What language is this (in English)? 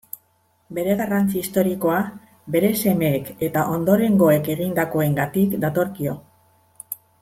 Basque